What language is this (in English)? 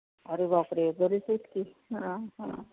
Marathi